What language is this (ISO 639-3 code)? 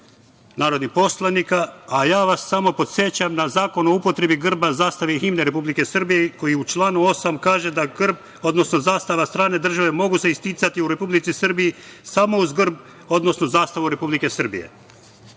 srp